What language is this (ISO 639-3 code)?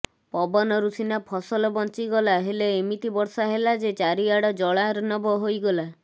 ori